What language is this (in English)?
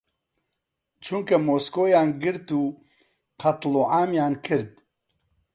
Central Kurdish